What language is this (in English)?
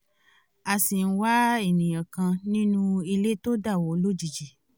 Yoruba